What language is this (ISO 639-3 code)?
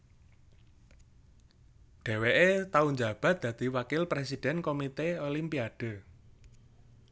jav